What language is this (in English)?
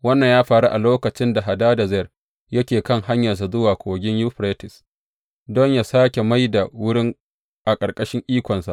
Hausa